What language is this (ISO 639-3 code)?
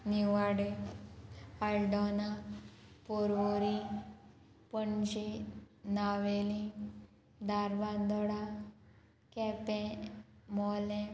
kok